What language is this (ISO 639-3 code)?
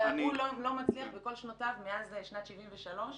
heb